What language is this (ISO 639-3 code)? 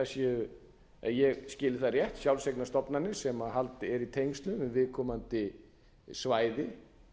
isl